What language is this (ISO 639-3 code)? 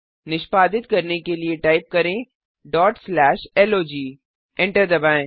hin